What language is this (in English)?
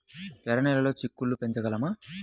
Telugu